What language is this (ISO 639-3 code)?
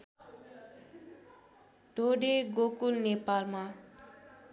nep